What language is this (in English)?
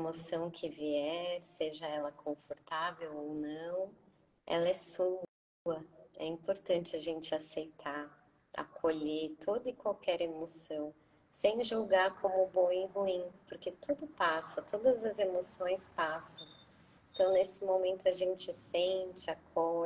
Portuguese